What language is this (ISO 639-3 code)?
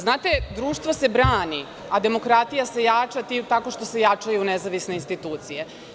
srp